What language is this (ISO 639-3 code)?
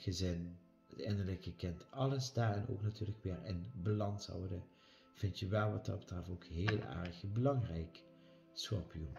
nld